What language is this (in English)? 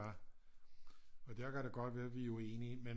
Danish